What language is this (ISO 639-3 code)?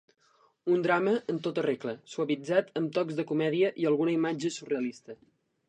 cat